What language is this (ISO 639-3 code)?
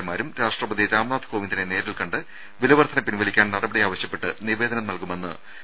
mal